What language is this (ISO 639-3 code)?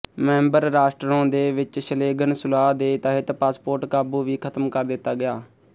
pan